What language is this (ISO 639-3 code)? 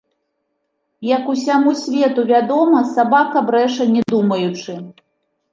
bel